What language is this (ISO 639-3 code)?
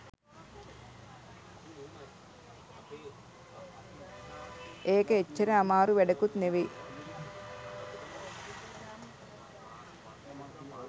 sin